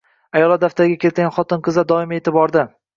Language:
Uzbek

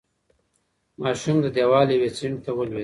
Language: Pashto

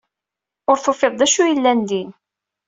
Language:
Kabyle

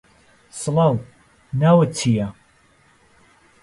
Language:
Central Kurdish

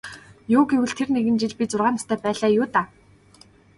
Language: Mongolian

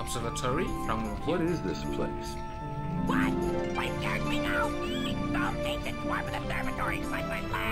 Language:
German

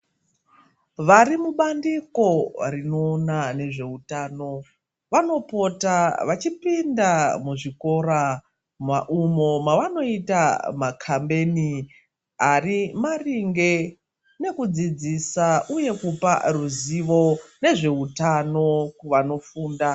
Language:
Ndau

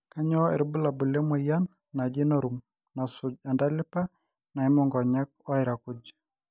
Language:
Masai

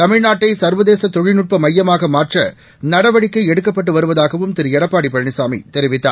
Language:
Tamil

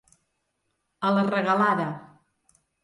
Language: Catalan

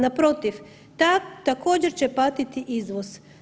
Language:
Croatian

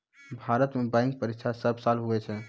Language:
Maithili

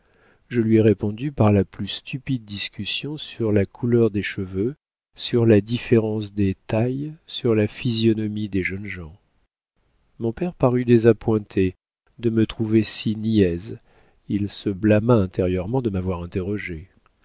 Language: French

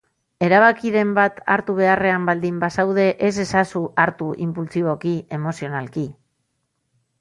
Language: Basque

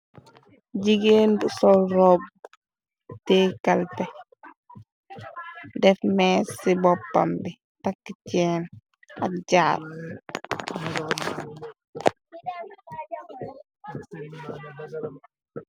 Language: Wolof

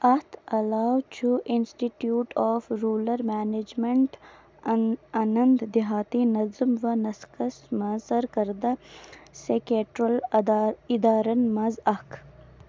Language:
Kashmiri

